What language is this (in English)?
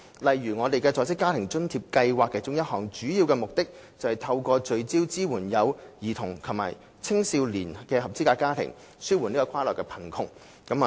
Cantonese